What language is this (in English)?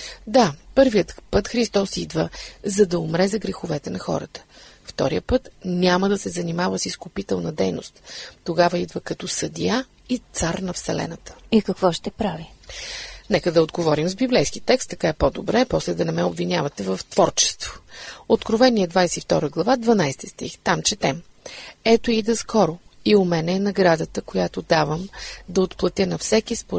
Bulgarian